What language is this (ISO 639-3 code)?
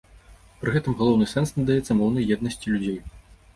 bel